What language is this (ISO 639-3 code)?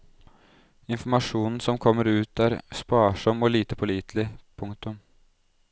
nor